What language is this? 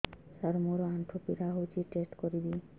Odia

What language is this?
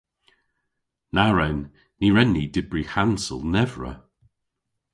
Cornish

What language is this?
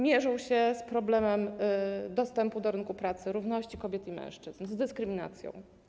Polish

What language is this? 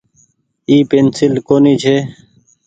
Goaria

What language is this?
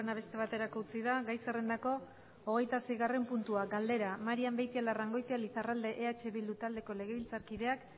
Basque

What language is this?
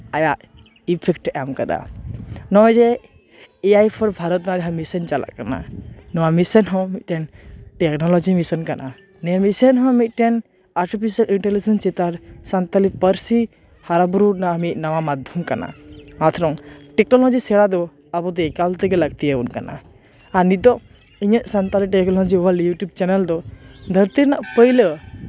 Santali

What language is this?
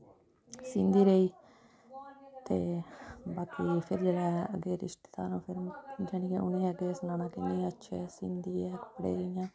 Dogri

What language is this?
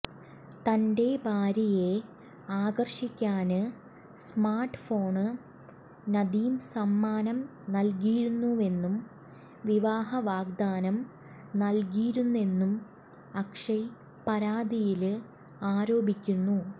Malayalam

